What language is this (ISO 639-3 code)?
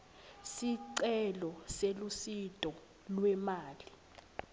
ssw